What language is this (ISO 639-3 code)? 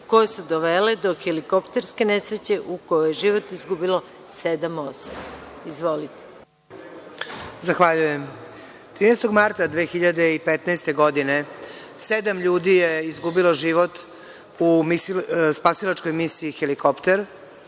srp